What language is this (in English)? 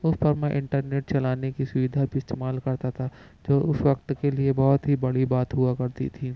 Urdu